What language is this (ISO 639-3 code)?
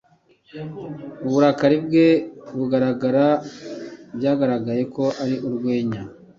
kin